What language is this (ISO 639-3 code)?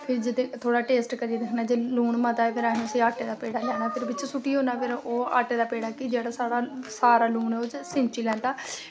doi